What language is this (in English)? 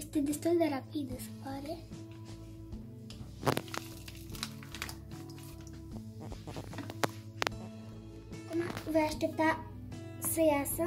Romanian